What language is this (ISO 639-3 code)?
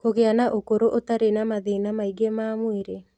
kik